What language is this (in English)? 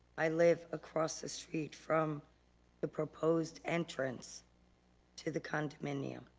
English